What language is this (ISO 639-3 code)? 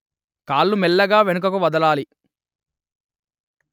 tel